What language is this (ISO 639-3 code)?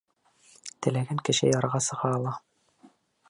bak